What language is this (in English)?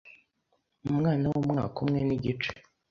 Kinyarwanda